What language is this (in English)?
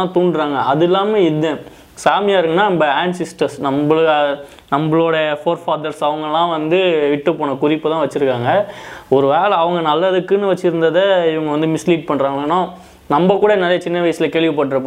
Tamil